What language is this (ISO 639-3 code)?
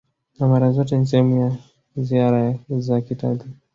swa